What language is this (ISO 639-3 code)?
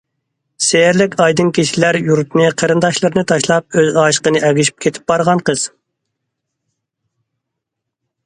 uig